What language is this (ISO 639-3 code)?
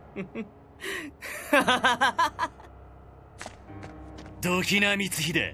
jpn